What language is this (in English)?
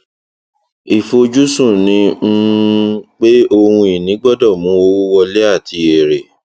Yoruba